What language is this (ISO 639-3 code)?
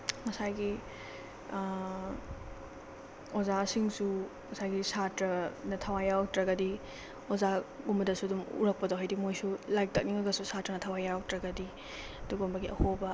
mni